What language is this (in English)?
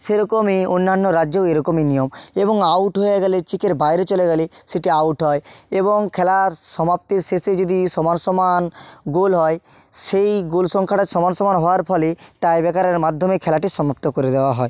Bangla